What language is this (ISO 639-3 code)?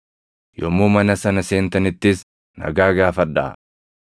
orm